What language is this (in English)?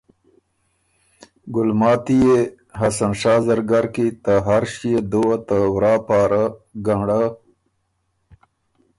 Ormuri